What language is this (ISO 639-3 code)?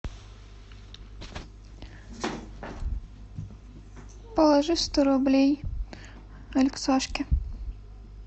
rus